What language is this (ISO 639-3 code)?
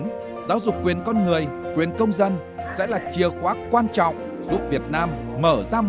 vie